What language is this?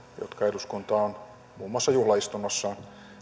Finnish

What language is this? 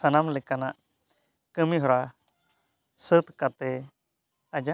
Santali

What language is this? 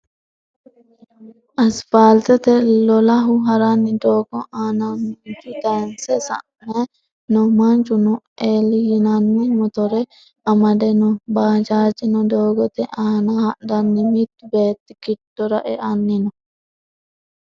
Sidamo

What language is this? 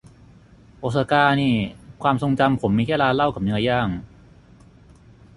Thai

